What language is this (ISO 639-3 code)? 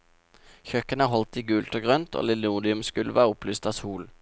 nor